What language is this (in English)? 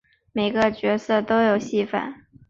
Chinese